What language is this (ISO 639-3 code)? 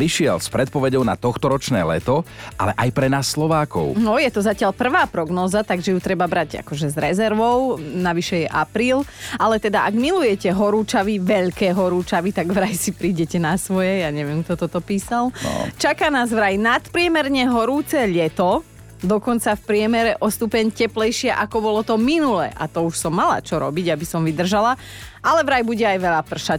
slk